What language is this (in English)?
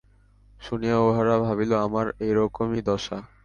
Bangla